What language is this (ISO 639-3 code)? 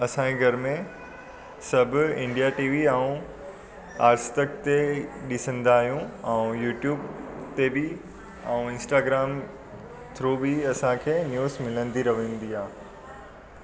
snd